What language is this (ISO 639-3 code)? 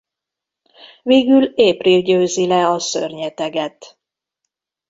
hun